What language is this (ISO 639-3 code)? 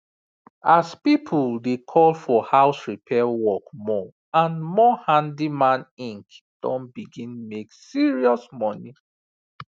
pcm